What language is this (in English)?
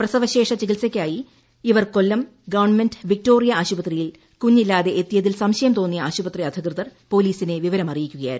Malayalam